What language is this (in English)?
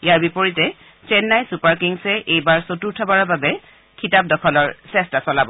Assamese